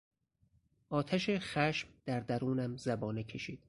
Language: Persian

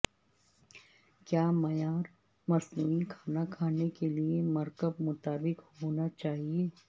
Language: Urdu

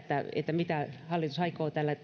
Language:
Finnish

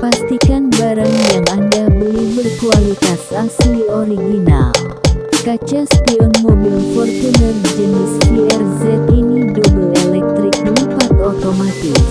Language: Indonesian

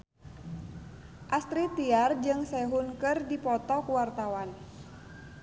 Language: Sundanese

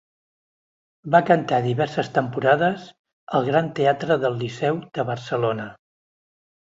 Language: Catalan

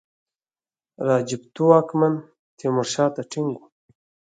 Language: Pashto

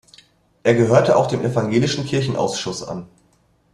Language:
German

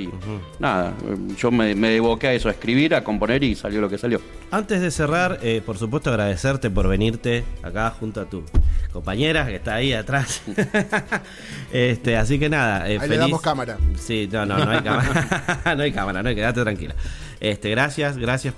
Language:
Spanish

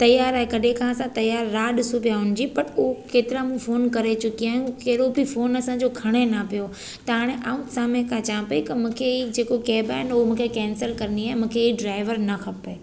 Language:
Sindhi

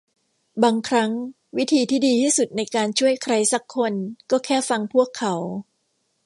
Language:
Thai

